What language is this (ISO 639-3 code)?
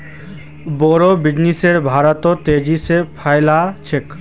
mag